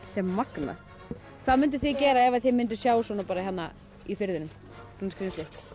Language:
Icelandic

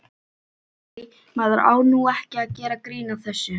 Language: Icelandic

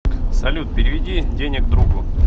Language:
Russian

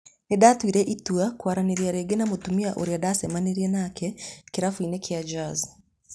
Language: Kikuyu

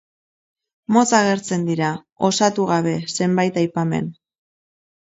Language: Basque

